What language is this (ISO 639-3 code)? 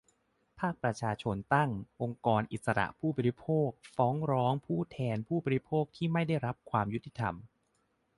tha